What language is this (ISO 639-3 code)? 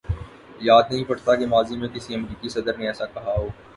urd